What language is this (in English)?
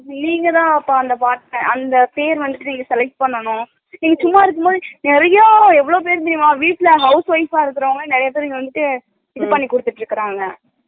Tamil